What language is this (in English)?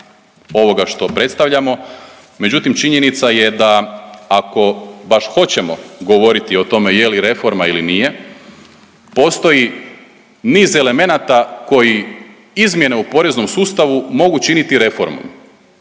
Croatian